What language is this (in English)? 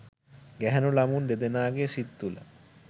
Sinhala